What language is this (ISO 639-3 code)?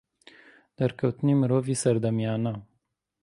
ckb